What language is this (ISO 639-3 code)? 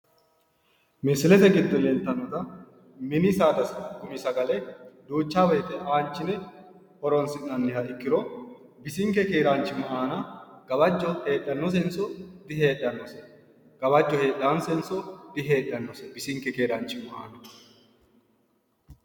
sid